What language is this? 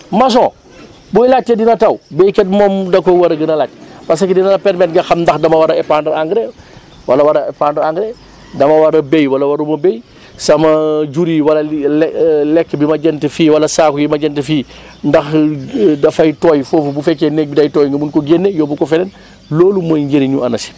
Wolof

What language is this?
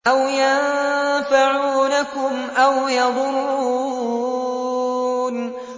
Arabic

